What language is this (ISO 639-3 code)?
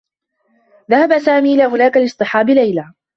ara